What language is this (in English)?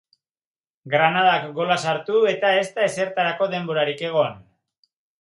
Basque